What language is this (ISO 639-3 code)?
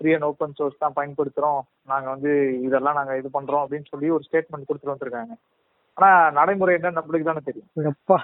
tam